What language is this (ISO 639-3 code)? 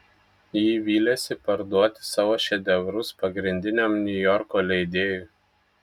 lit